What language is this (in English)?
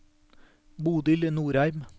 Norwegian